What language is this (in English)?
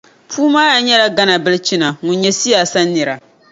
Dagbani